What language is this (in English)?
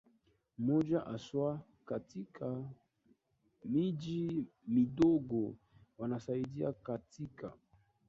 Swahili